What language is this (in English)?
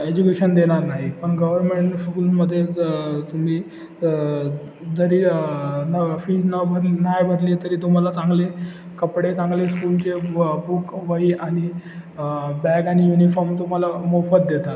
Marathi